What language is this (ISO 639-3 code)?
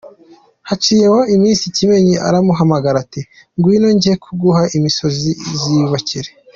kin